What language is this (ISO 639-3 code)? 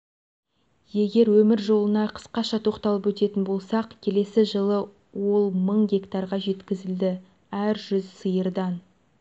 kaz